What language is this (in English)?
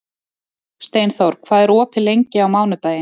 Icelandic